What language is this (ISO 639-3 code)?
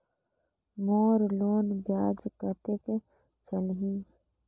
hne